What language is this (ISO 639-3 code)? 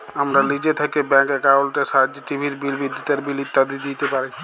ben